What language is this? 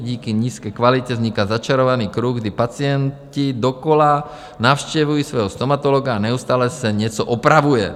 Czech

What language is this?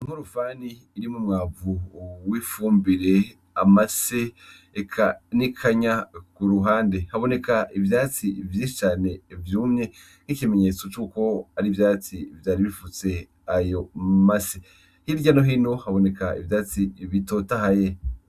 Rundi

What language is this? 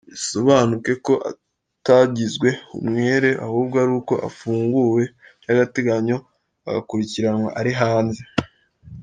Kinyarwanda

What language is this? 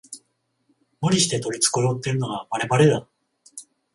Japanese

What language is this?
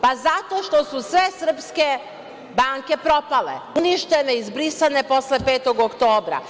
Serbian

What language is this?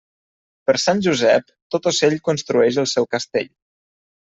Catalan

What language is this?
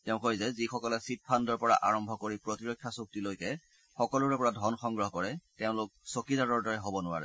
Assamese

